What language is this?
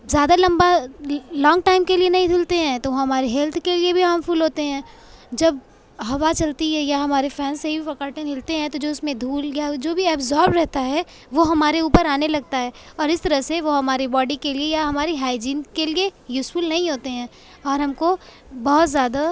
Urdu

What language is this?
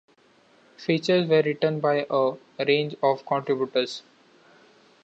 English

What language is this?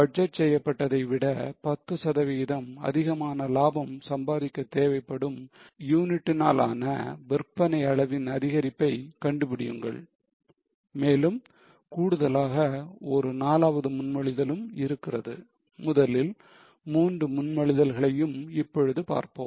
Tamil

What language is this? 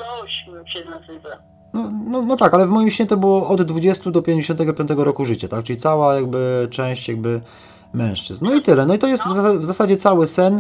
Polish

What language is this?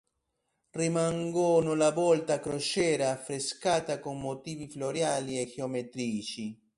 Italian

